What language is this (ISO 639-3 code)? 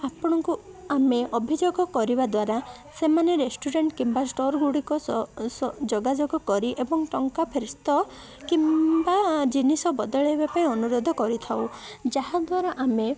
ori